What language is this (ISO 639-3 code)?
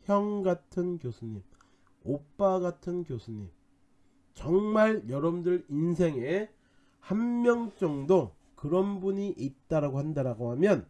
kor